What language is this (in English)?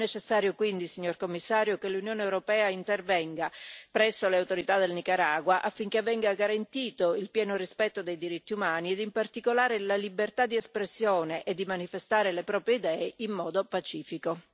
Italian